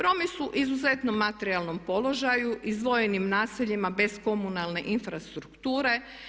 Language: Croatian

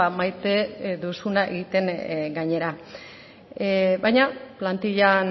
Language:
Basque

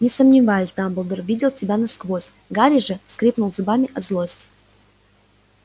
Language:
Russian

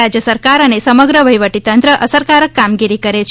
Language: Gujarati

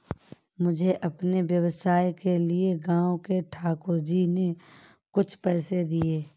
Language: Hindi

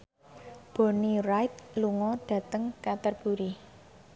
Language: Javanese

